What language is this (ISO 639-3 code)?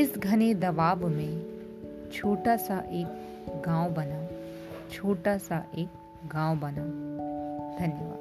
hin